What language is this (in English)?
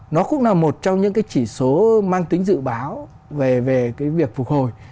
Vietnamese